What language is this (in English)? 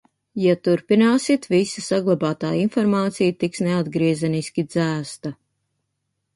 Latvian